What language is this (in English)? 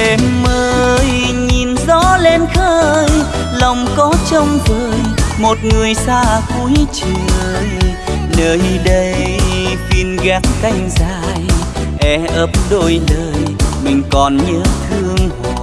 Vietnamese